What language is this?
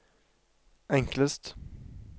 Norwegian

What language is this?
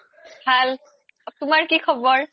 Assamese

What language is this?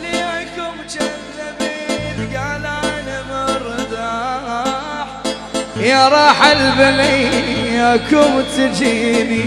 Arabic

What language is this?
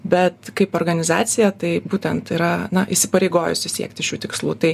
Lithuanian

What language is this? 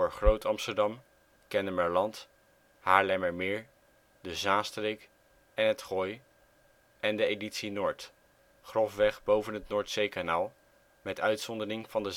Dutch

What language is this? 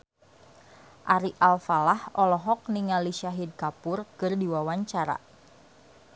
Sundanese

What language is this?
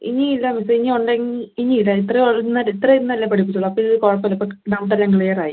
Malayalam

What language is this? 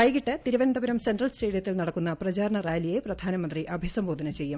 Malayalam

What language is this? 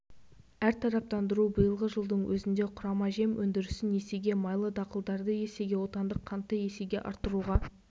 Kazakh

